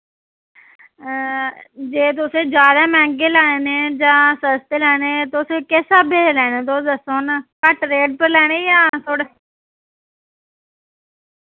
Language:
Dogri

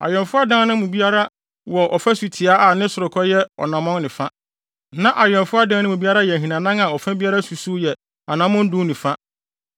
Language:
Akan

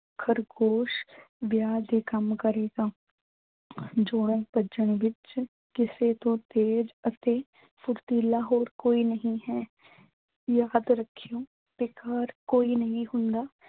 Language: Punjabi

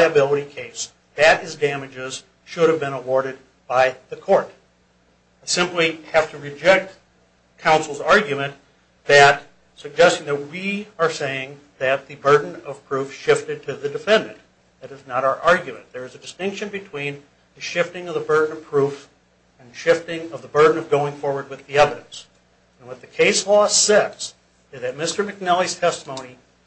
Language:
English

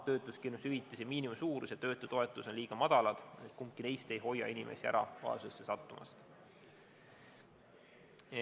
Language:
Estonian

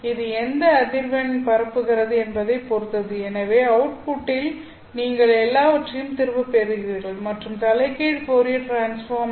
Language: Tamil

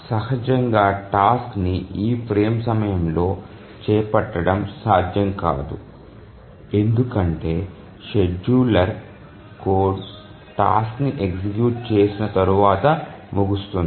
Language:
Telugu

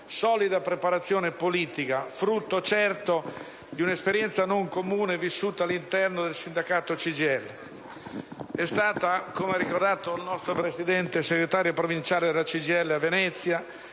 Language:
Italian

